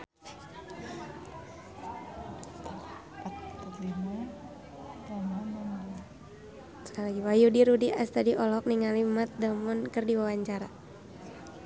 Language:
Sundanese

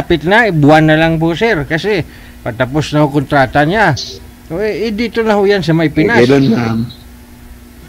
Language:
Filipino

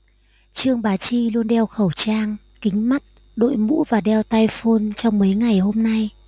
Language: Vietnamese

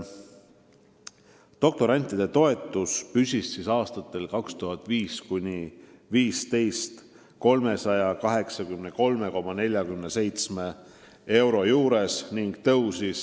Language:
Estonian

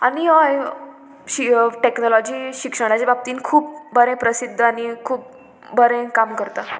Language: Konkani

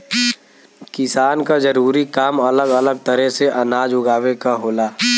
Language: Bhojpuri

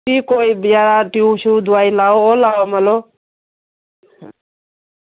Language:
Dogri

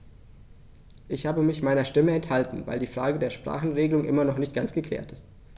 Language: German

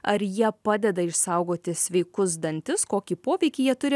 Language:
Lithuanian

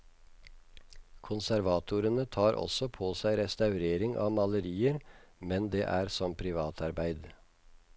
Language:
Norwegian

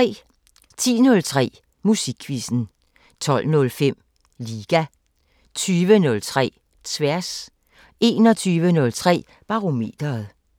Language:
Danish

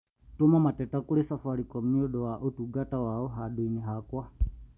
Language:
Kikuyu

